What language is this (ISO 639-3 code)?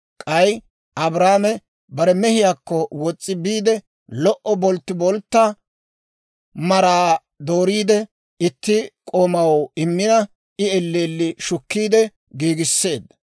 dwr